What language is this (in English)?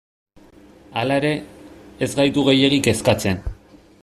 Basque